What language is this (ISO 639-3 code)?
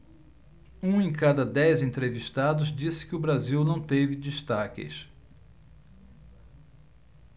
por